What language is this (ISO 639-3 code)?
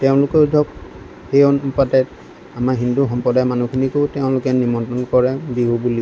asm